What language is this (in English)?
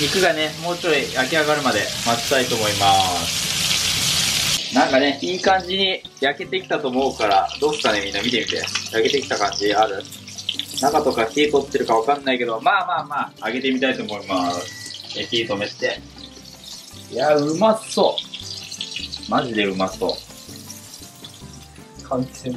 Japanese